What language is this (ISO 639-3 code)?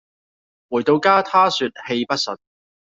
yue